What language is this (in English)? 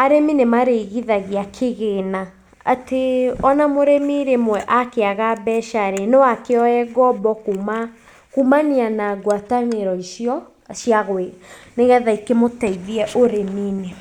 Kikuyu